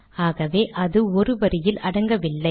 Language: Tamil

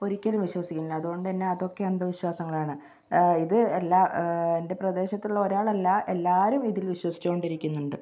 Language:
Malayalam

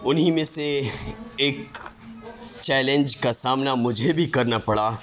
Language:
Urdu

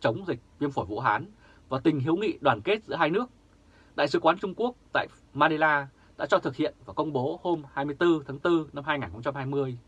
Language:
Vietnamese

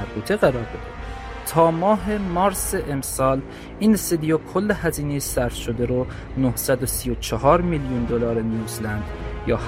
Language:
Persian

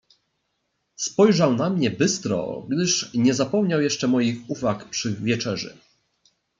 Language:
Polish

